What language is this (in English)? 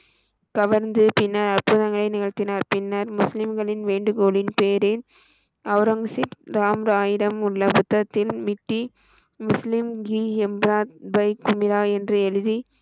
Tamil